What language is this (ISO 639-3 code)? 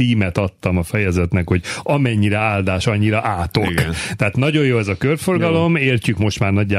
hun